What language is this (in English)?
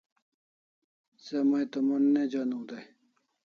Kalasha